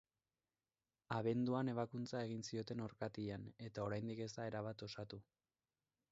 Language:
Basque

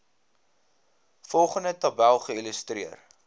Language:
Afrikaans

